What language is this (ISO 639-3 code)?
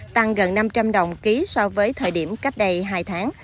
vie